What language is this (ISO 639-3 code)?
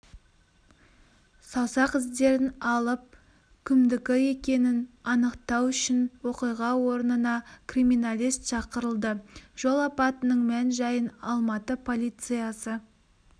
kaz